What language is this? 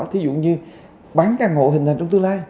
Vietnamese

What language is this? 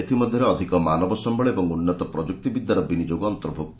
Odia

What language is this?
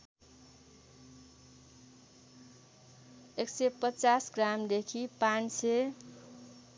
Nepali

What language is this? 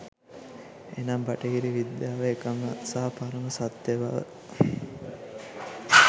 Sinhala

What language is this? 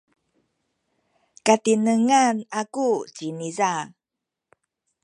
Sakizaya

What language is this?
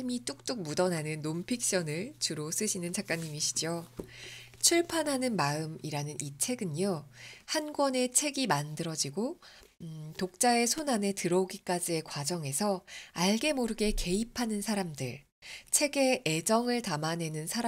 Korean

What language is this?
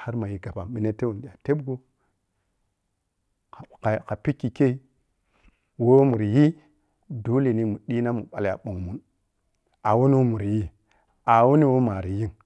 Piya-Kwonci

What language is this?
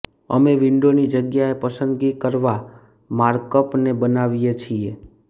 Gujarati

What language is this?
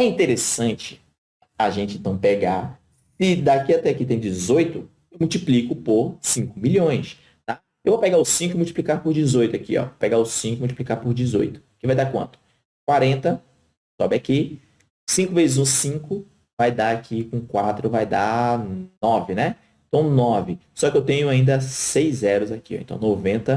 Portuguese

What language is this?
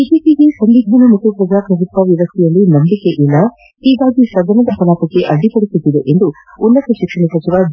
Kannada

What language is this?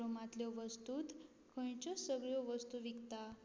Konkani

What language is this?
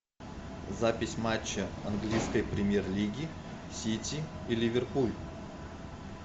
Russian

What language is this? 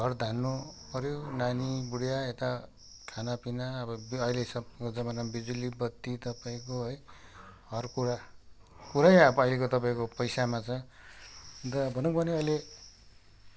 Nepali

